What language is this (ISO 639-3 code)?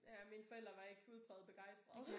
dan